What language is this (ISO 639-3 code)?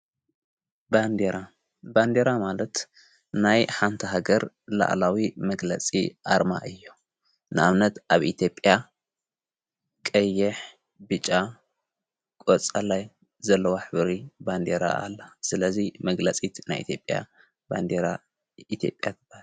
tir